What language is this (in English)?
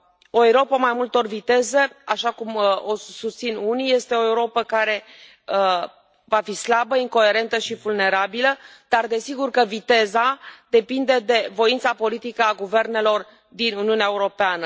Romanian